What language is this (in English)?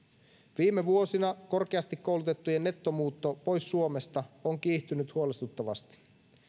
Finnish